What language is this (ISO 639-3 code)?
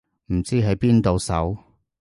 yue